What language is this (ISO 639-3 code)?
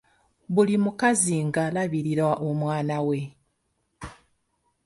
lug